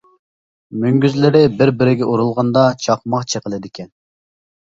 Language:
Uyghur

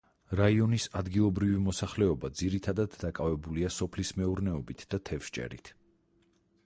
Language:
Georgian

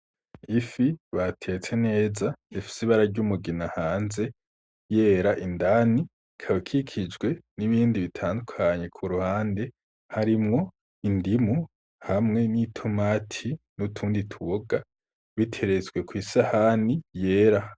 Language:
Rundi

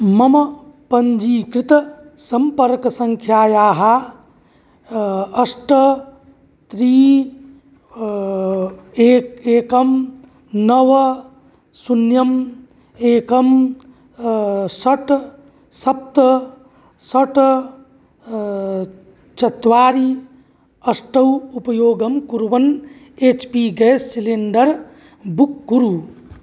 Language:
Sanskrit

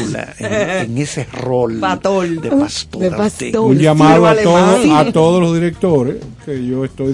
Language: Spanish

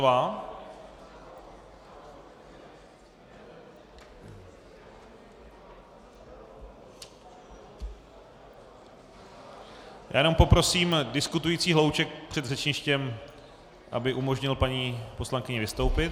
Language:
Czech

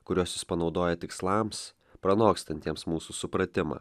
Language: Lithuanian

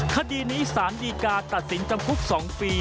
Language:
Thai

